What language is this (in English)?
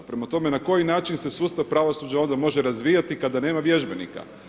Croatian